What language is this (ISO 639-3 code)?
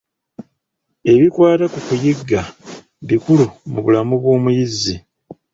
lug